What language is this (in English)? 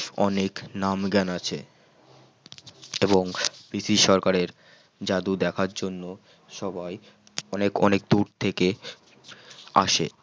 Bangla